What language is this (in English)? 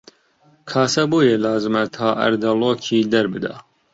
Central Kurdish